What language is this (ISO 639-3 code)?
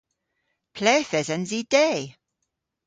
cor